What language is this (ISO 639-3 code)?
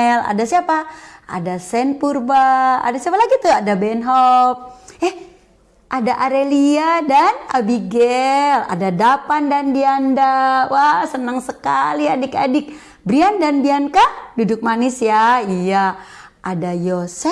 ind